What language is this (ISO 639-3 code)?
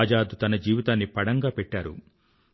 tel